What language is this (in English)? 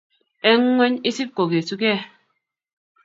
Kalenjin